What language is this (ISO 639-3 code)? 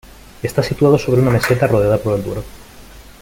spa